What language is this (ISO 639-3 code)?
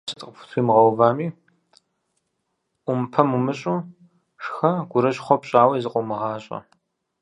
kbd